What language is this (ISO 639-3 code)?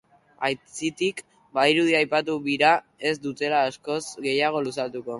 eus